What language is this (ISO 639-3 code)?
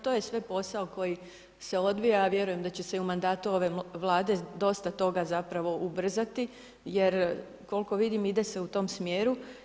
hrv